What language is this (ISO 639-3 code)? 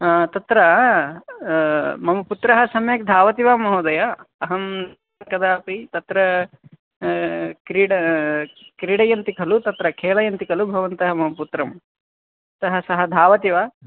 san